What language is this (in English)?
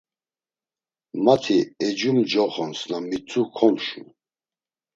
Laz